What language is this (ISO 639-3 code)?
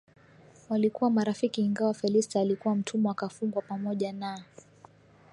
swa